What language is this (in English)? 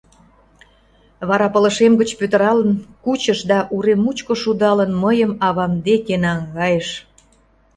Mari